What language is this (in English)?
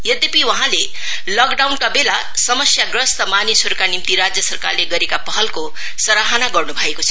Nepali